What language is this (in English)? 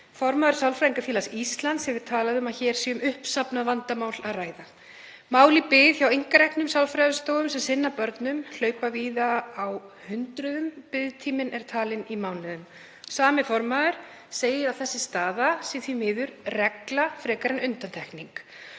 Icelandic